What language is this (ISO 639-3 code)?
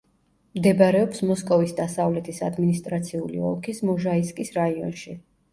kat